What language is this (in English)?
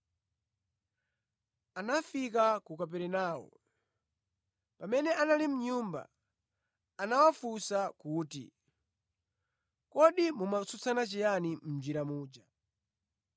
Nyanja